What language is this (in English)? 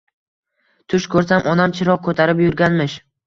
Uzbek